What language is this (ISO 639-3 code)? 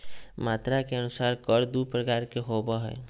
mag